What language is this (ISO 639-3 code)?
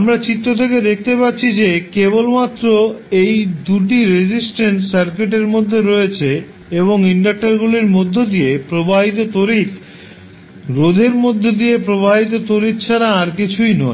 ben